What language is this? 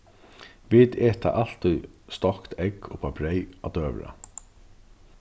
Faroese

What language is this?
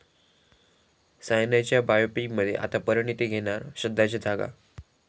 Marathi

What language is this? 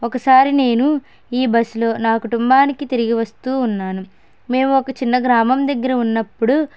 Telugu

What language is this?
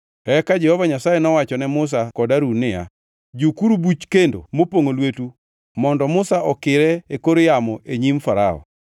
Luo (Kenya and Tanzania)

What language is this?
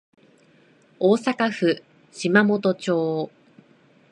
Japanese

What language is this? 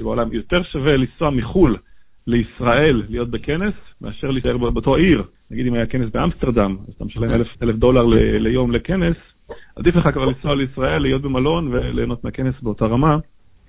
Hebrew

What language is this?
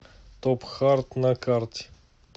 Russian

